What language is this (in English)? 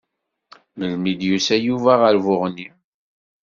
Kabyle